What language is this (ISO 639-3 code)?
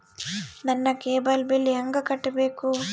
kan